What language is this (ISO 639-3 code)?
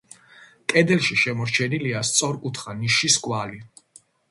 kat